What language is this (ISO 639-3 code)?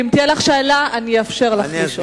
heb